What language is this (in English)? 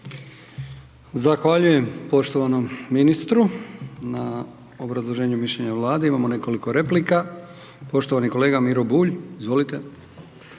Croatian